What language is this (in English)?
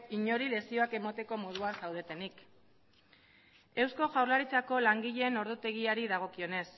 Basque